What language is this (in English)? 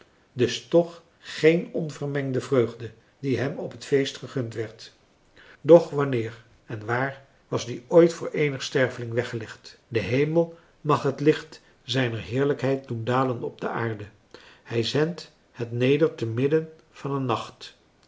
Dutch